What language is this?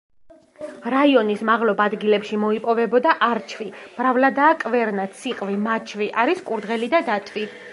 Georgian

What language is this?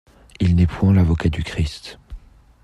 French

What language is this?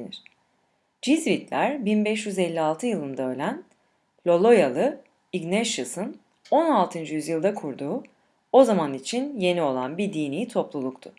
Turkish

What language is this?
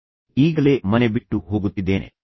Kannada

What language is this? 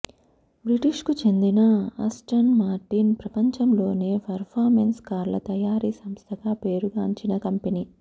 Telugu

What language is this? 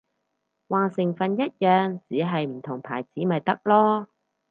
Cantonese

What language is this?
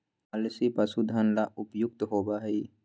Magahi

